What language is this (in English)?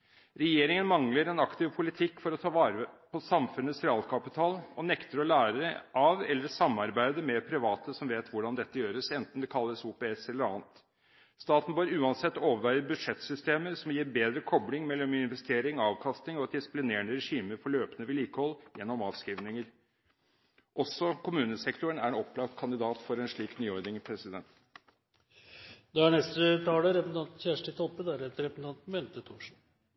Norwegian